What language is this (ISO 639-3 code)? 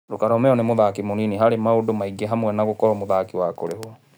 kik